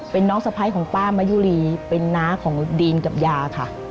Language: Thai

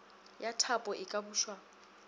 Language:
Northern Sotho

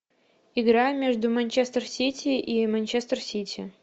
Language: Russian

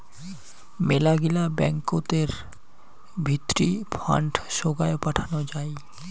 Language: Bangla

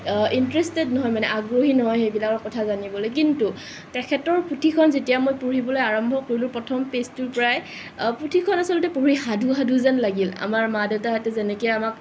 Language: Assamese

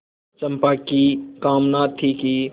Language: Hindi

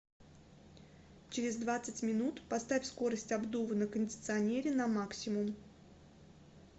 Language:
Russian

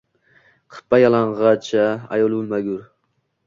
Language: Uzbek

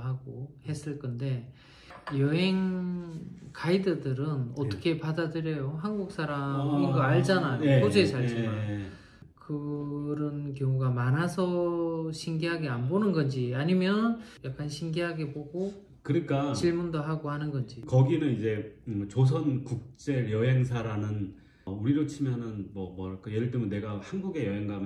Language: Korean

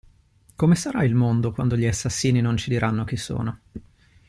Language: Italian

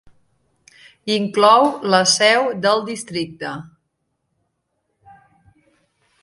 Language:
Catalan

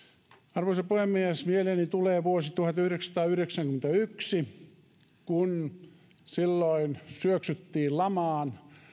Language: Finnish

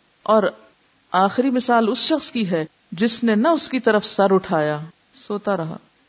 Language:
Urdu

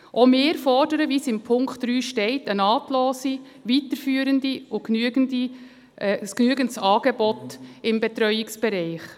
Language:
Swiss German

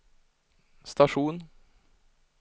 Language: Swedish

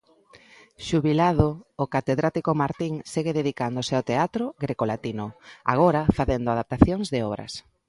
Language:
Galician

